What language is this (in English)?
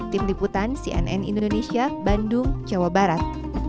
Indonesian